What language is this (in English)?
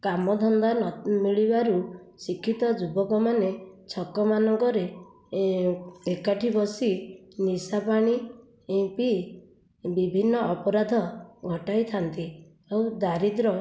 Odia